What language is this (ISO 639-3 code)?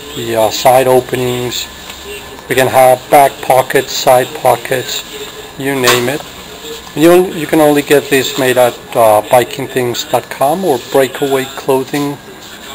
eng